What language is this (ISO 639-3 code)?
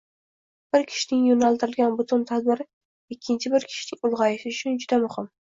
uzb